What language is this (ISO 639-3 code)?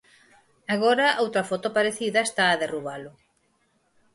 glg